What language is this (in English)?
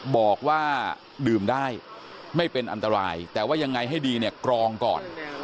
Thai